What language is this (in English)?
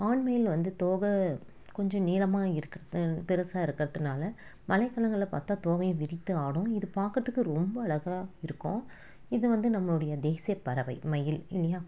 Tamil